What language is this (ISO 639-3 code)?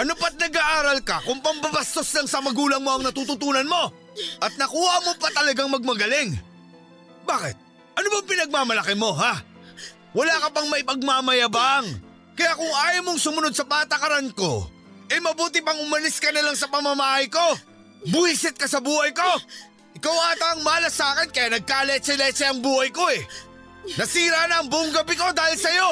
fil